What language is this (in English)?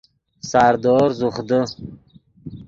Yidgha